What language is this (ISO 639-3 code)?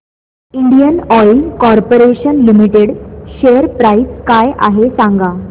mar